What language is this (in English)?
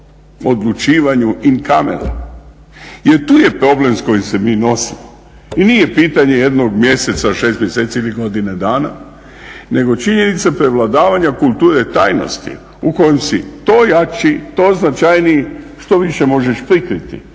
Croatian